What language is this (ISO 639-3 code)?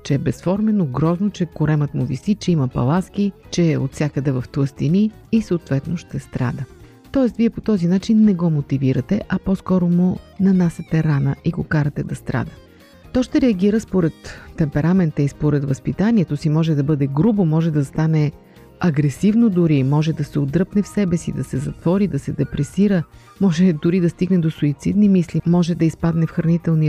bul